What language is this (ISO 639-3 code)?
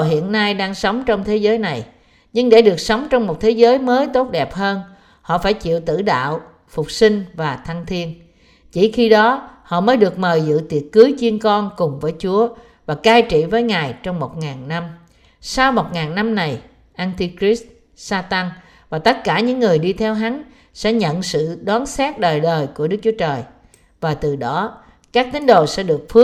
vie